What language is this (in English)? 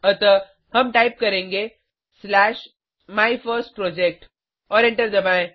Hindi